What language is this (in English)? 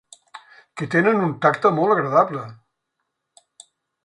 Catalan